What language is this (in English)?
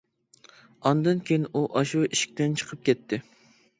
Uyghur